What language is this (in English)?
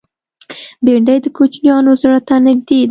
Pashto